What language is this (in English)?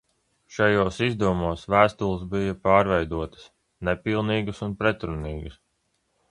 Latvian